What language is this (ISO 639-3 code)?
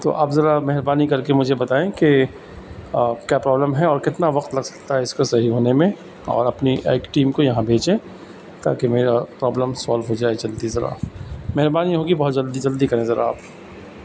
urd